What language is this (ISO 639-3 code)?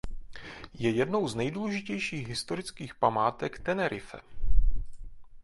ces